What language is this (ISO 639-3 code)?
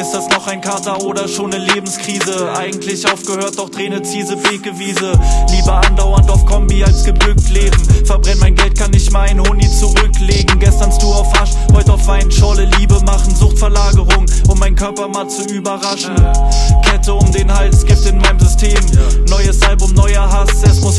deu